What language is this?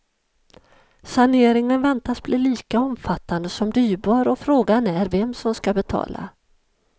Swedish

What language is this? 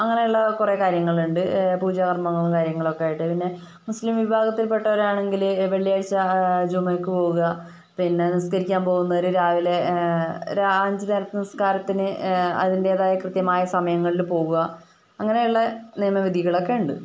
Malayalam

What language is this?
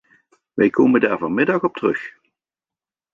Dutch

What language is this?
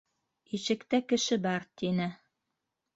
Bashkir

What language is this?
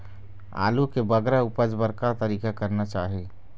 Chhattisgarhi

